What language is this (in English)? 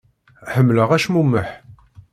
Kabyle